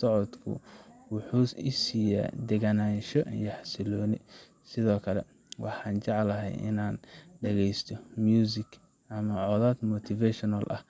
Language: Somali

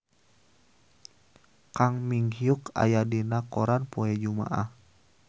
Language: Sundanese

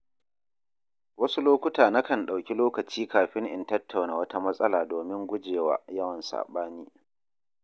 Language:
Hausa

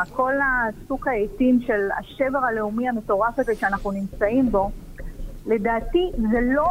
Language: Hebrew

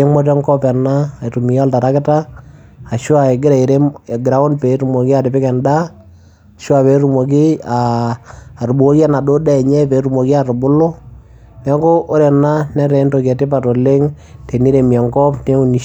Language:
Masai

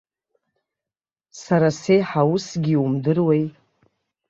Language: Abkhazian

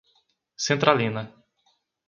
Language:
Portuguese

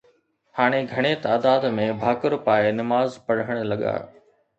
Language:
Sindhi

